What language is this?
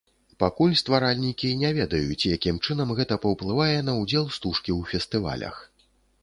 Belarusian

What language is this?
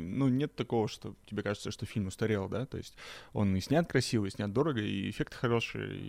Russian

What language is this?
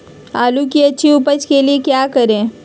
Magahi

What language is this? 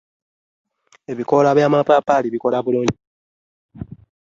Ganda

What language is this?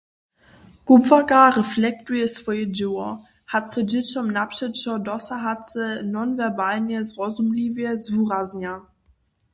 Upper Sorbian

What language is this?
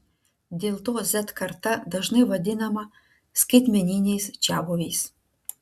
Lithuanian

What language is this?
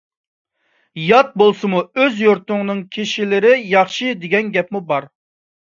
Uyghur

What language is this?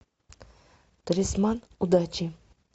Russian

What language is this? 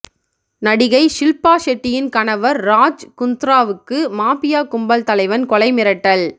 Tamil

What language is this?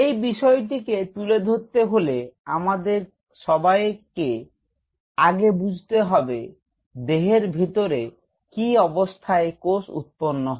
Bangla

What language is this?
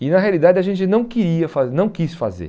Portuguese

